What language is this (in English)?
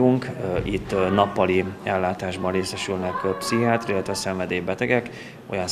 Hungarian